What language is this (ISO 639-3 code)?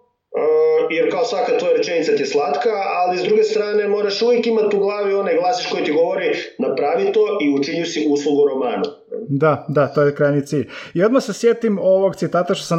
hrv